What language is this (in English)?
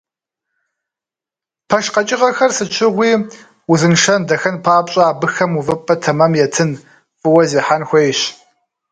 Kabardian